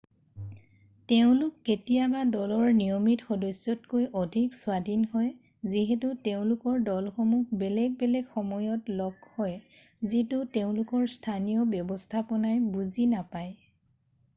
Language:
Assamese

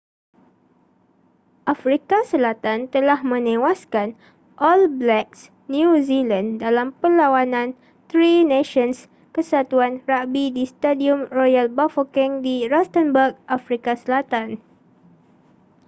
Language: Malay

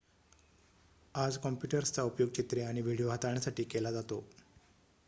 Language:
Marathi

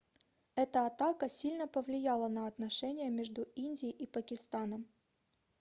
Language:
Russian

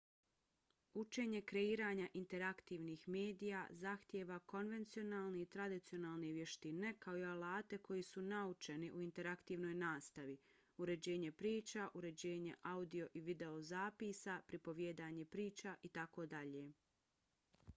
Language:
Bosnian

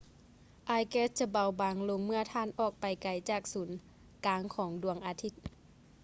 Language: Lao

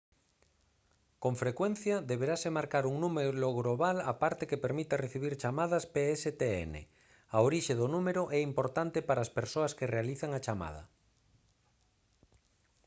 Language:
Galician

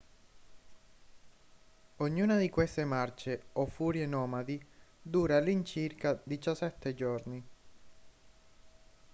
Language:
Italian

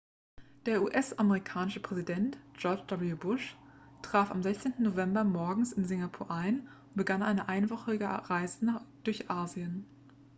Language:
German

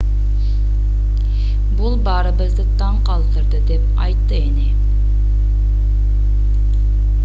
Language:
Kyrgyz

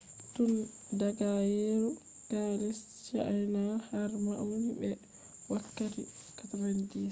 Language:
Fula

